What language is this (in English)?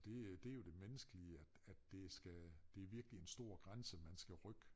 Danish